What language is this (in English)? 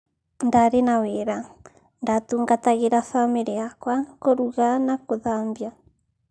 Kikuyu